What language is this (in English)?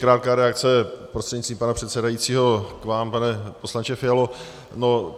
Czech